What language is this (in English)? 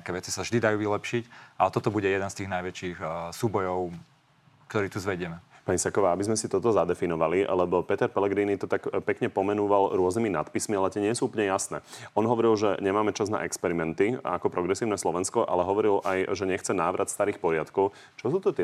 Slovak